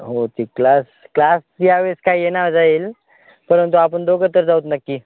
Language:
Marathi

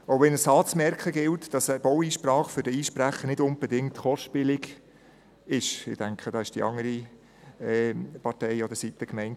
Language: Swiss German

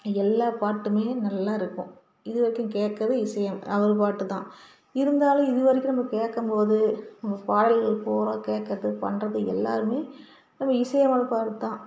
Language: Tamil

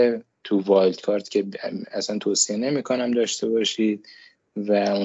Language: Persian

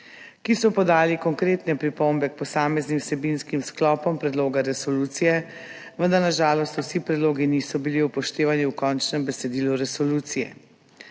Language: Slovenian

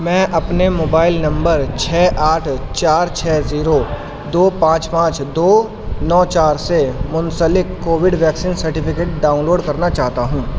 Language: Urdu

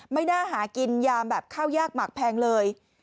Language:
Thai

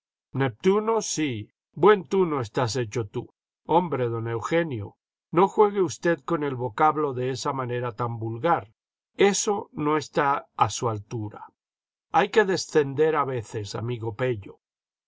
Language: Spanish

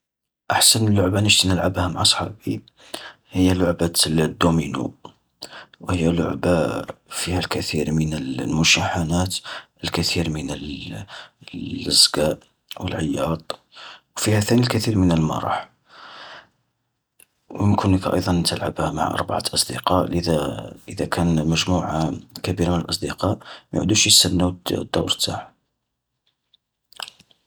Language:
Algerian Arabic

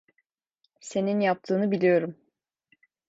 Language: Turkish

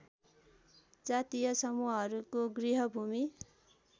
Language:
Nepali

